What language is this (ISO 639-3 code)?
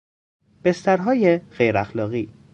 fas